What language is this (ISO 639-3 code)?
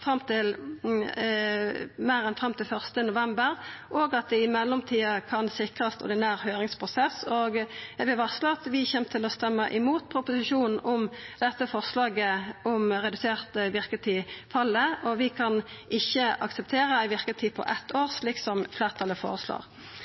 nno